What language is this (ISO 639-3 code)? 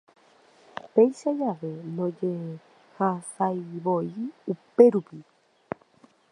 grn